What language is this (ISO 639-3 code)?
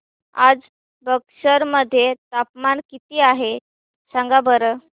mar